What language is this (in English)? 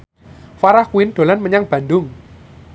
Javanese